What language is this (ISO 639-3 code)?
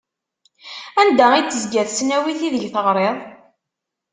kab